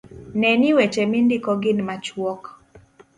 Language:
Luo (Kenya and Tanzania)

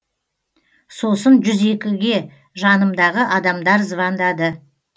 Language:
Kazakh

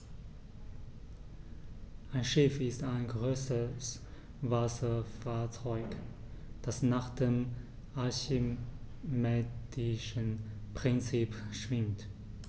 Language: German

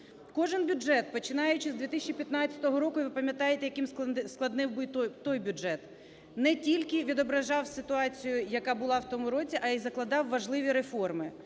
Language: Ukrainian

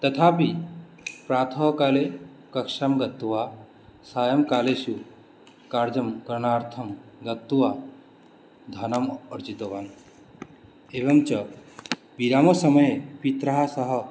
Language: Sanskrit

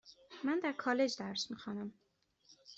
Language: Persian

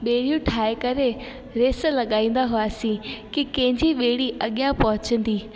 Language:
Sindhi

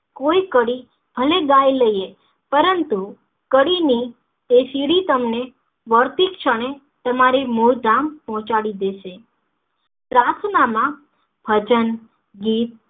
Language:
Gujarati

